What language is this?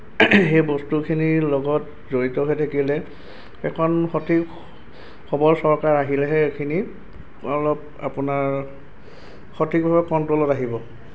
Assamese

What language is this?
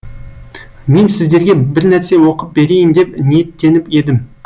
Kazakh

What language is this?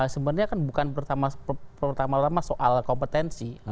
Indonesian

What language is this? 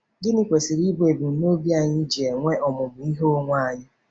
Igbo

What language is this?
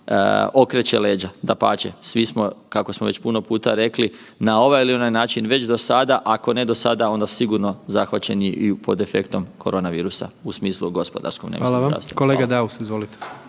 Croatian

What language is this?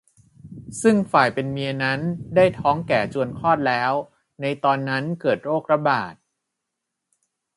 Thai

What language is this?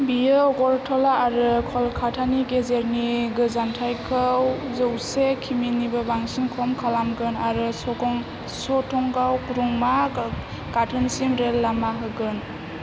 Bodo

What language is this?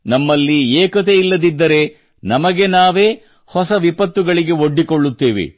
Kannada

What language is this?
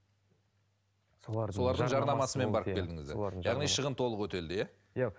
Kazakh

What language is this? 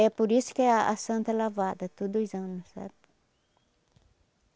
Portuguese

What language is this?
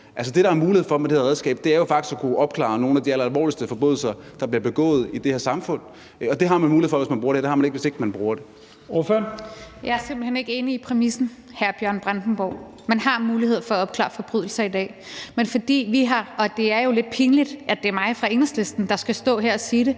Danish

